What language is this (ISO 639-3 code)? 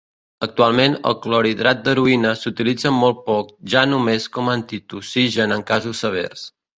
cat